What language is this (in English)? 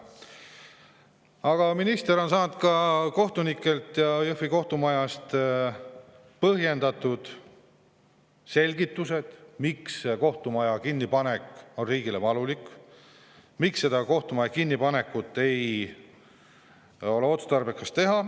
Estonian